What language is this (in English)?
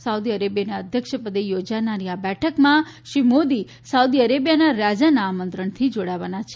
Gujarati